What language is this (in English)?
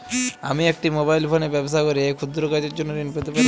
Bangla